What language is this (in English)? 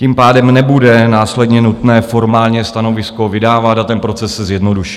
Czech